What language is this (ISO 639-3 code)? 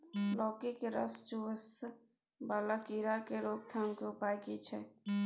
mai